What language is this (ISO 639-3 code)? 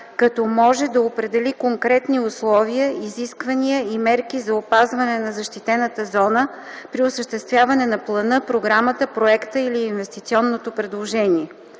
bul